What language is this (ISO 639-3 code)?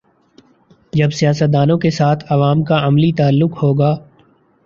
urd